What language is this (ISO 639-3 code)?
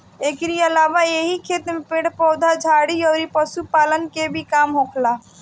bho